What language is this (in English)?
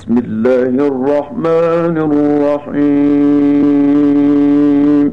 Arabic